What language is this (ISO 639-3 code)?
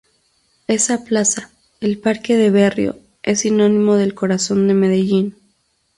spa